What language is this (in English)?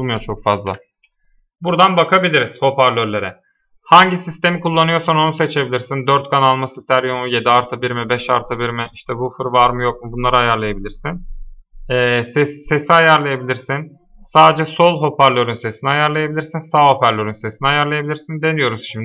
Turkish